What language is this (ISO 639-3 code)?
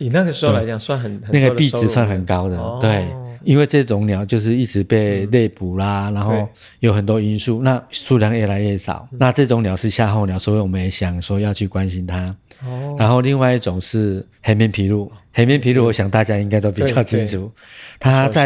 zho